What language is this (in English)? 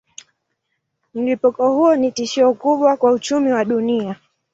Swahili